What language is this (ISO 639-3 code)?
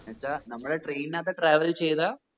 mal